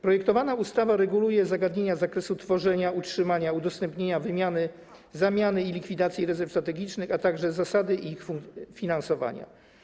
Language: Polish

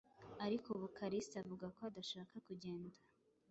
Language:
Kinyarwanda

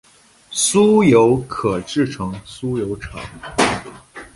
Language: Chinese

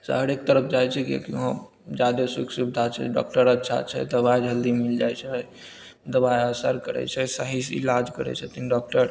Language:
Maithili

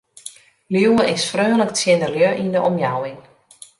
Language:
Western Frisian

